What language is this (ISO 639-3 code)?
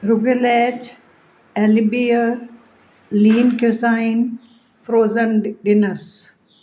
pan